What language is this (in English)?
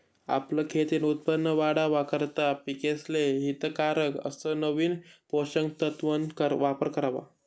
Marathi